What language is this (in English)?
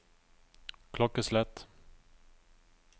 Norwegian